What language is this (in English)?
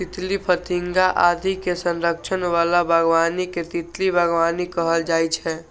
Maithili